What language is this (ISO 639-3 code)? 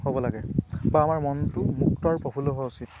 asm